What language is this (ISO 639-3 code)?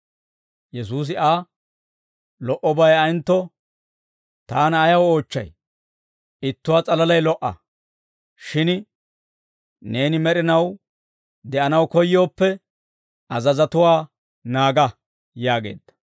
dwr